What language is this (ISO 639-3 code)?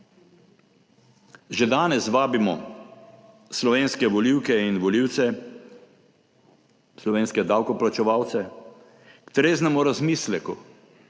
slv